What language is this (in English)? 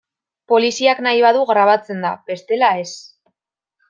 Basque